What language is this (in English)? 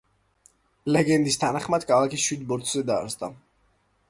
Georgian